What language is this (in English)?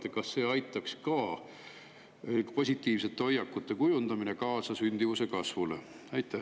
Estonian